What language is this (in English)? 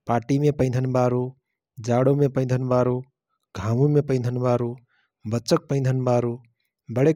Rana Tharu